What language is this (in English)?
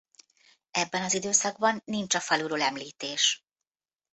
Hungarian